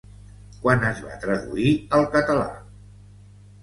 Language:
Catalan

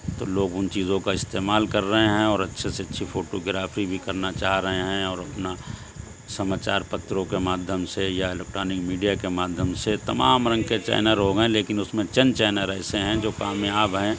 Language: Urdu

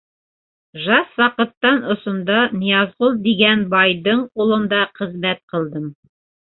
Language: Bashkir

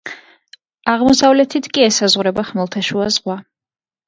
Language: Georgian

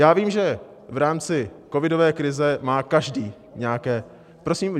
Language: Czech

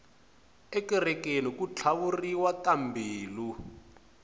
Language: Tsonga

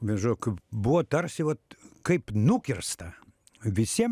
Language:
Lithuanian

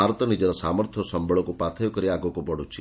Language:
Odia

